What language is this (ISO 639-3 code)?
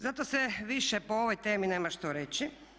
hrv